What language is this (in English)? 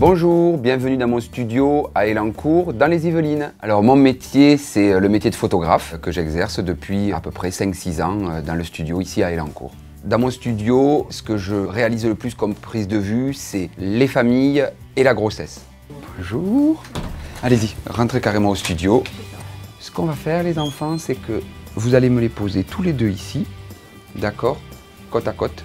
French